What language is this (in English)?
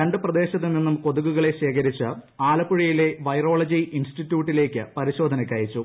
Malayalam